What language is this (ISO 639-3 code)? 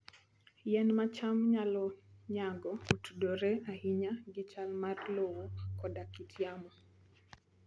luo